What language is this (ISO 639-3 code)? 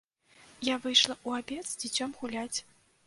bel